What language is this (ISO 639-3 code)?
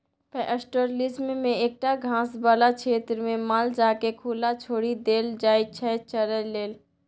mai